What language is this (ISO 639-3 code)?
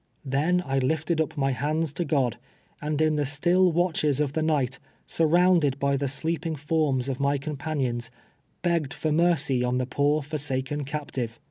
eng